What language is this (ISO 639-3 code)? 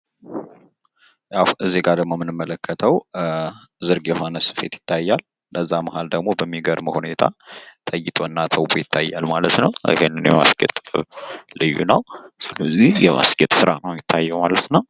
amh